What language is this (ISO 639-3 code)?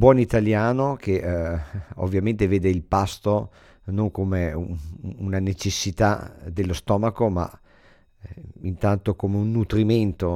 ita